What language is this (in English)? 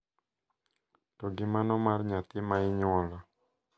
Luo (Kenya and Tanzania)